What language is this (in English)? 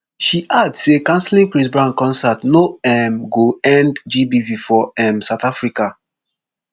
Nigerian Pidgin